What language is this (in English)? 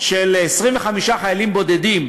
Hebrew